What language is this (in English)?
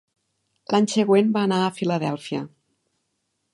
Catalan